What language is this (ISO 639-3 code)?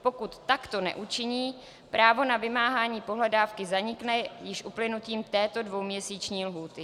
ces